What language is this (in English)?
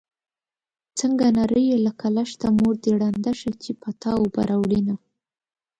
Pashto